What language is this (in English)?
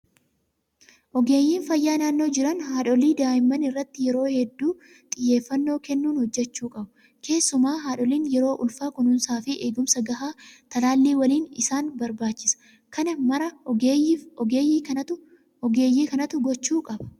Oromo